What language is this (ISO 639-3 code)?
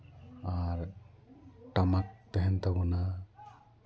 sat